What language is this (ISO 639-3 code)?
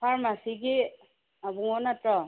mni